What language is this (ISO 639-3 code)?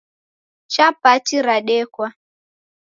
dav